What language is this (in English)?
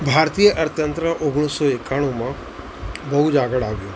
Gujarati